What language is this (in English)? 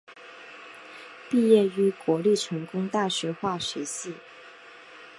Chinese